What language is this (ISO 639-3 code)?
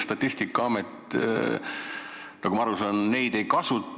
est